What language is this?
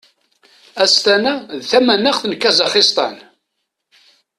Kabyle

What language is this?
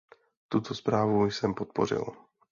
Czech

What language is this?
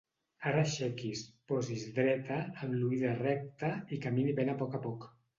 Catalan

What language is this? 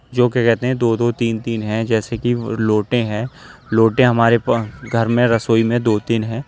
Urdu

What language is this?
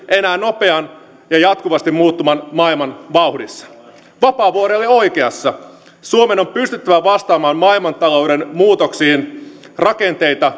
Finnish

